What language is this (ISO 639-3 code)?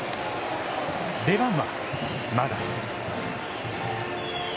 jpn